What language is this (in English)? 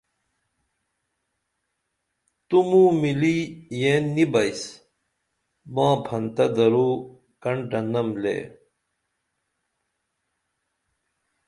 Dameli